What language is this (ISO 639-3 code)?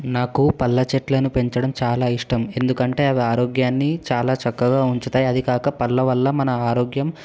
tel